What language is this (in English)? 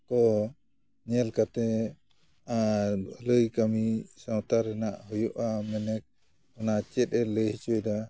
Santali